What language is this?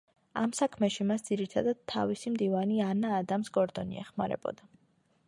Georgian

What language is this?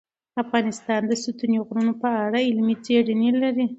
Pashto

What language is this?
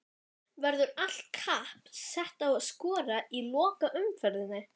Icelandic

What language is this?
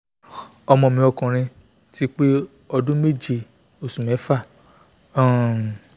Yoruba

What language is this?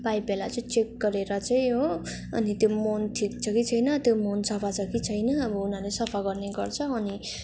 Nepali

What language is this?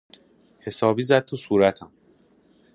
Persian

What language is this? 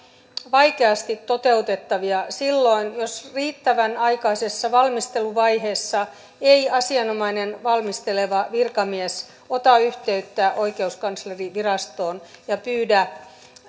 Finnish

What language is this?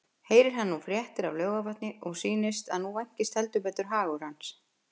Icelandic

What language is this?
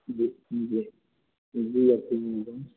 Urdu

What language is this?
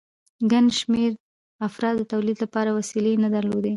Pashto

